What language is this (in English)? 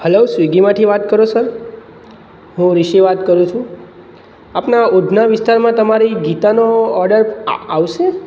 Gujarati